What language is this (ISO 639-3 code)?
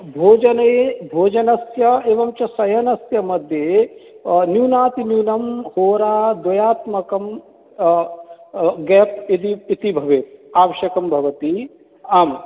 san